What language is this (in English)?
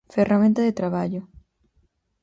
Galician